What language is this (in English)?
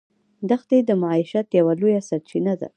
Pashto